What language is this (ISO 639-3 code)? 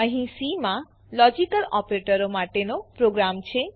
guj